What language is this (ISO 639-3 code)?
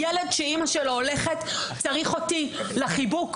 heb